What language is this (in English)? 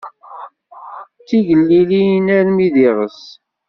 Kabyle